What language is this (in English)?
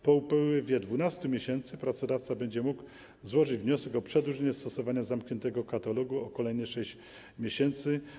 Polish